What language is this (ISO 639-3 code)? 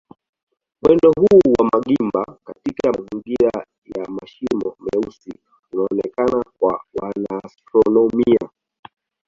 swa